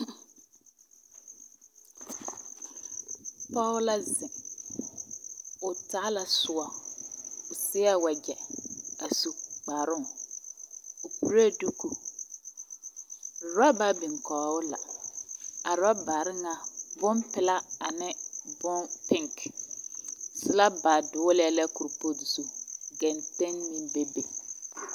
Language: Southern Dagaare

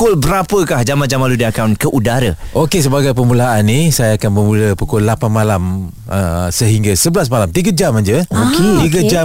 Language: Malay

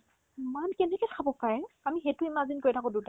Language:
Assamese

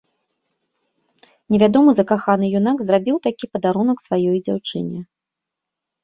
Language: Belarusian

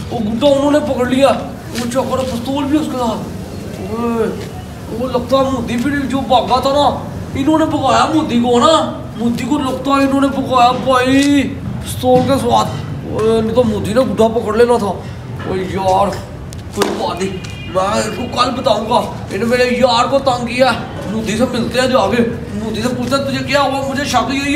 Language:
Hindi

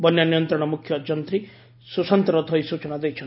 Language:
Odia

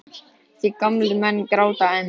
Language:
Icelandic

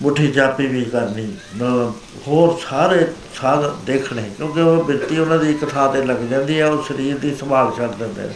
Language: Punjabi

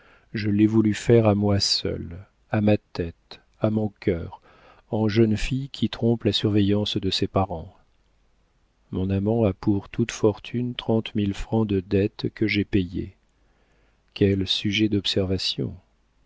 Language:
French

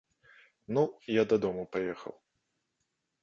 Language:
Belarusian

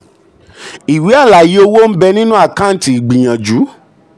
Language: Yoruba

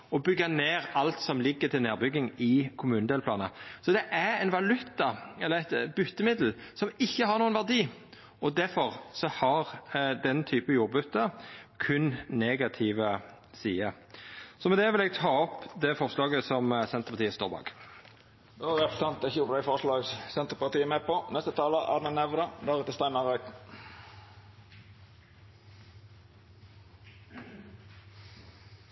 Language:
Norwegian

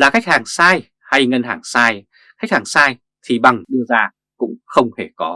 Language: Vietnamese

